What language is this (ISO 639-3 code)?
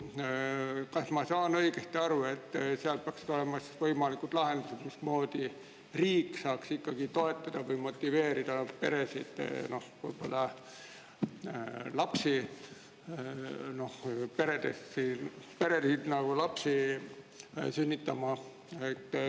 est